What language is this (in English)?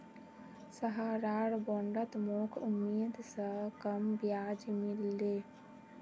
Magahi